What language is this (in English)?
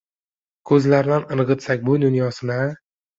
Uzbek